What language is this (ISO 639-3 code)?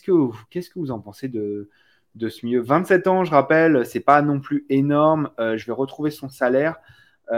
fra